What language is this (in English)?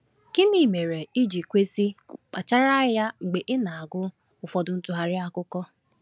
Igbo